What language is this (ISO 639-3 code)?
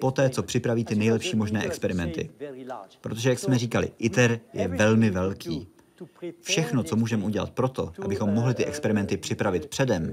ces